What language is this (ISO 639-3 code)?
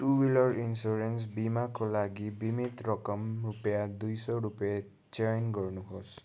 nep